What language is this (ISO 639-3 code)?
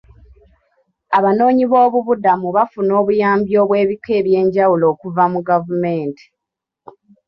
lug